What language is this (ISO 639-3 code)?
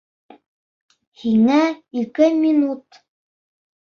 bak